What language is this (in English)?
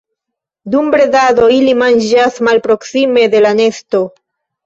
Esperanto